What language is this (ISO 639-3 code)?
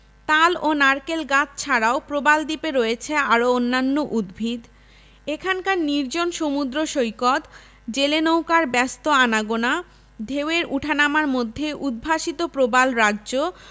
ben